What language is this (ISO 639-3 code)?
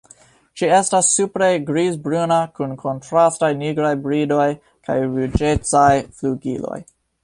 epo